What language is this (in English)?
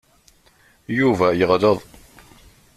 Kabyle